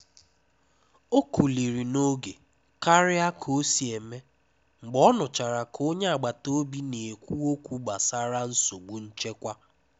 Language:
Igbo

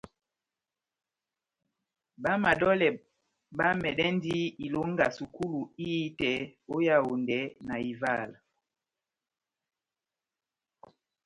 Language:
Batanga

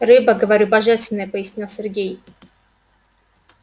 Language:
Russian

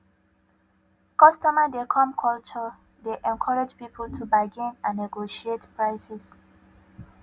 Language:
Nigerian Pidgin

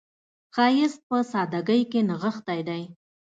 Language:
Pashto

